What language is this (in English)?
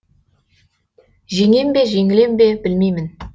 Kazakh